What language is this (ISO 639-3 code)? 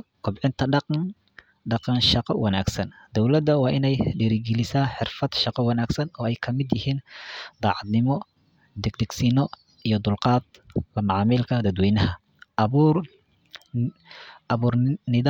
som